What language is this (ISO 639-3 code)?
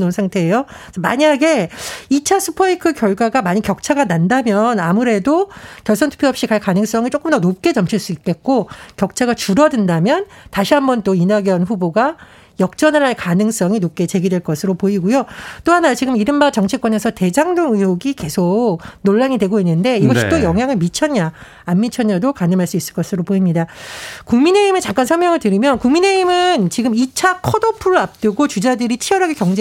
kor